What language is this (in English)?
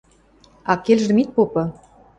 Western Mari